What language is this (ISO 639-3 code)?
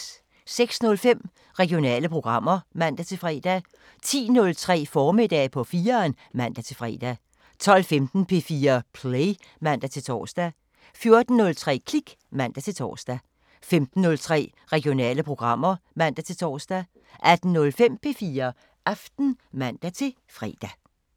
dan